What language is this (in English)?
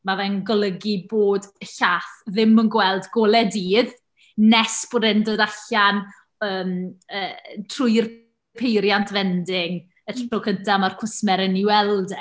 Welsh